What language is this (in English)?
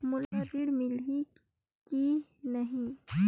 Chhattisgarhi